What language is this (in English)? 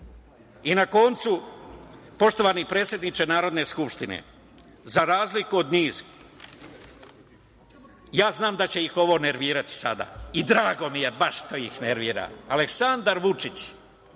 Serbian